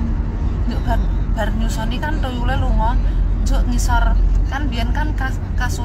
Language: Indonesian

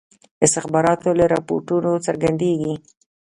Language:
Pashto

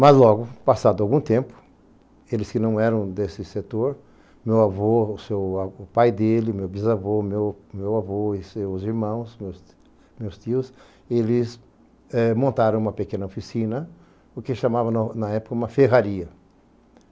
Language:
Portuguese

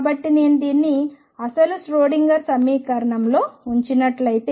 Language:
Telugu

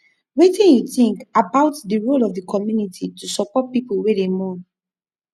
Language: Nigerian Pidgin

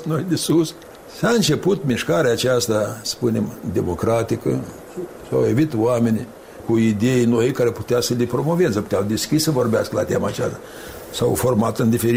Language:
Romanian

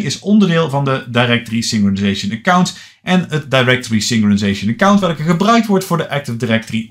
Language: Dutch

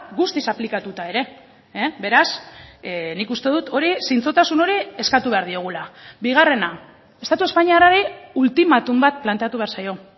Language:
Basque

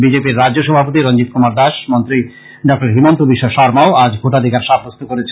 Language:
Bangla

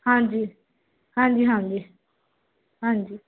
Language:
Punjabi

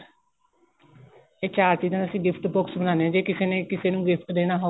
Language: Punjabi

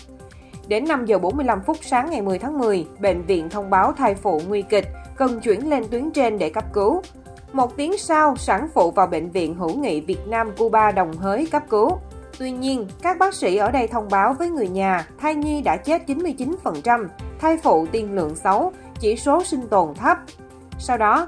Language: Vietnamese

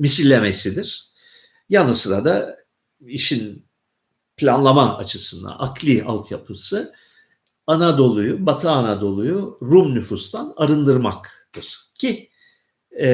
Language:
Turkish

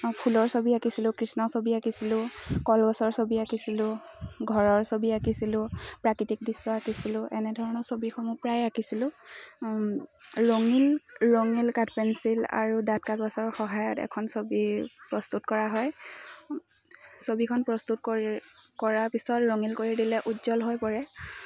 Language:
Assamese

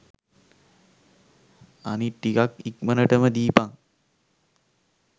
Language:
Sinhala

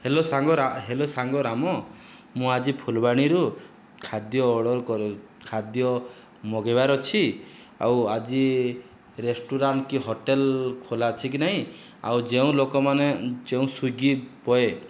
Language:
Odia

